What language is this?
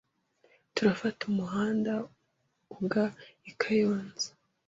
Kinyarwanda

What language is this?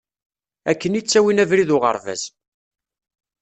Kabyle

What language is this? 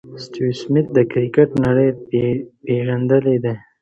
Pashto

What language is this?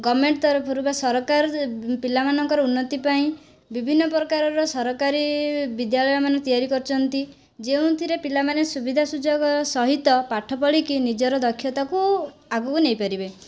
Odia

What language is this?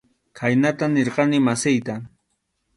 Arequipa-La Unión Quechua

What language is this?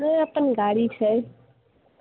Maithili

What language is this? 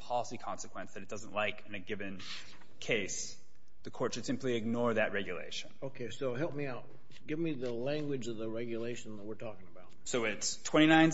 English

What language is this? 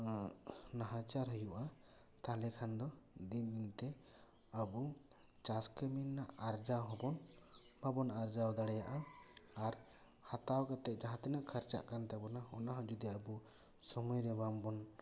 Santali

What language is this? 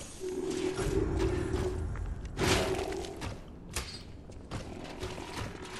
German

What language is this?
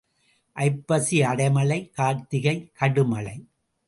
Tamil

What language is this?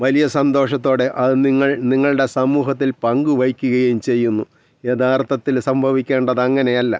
Malayalam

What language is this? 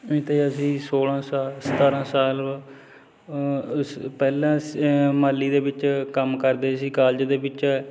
Punjabi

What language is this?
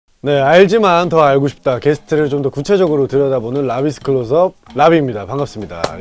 Korean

